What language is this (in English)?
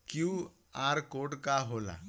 Bhojpuri